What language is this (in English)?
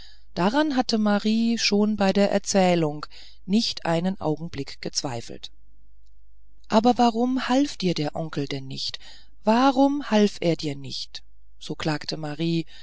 German